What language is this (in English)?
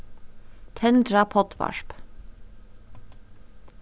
Faroese